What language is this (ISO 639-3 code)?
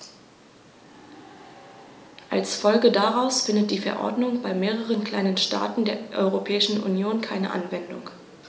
deu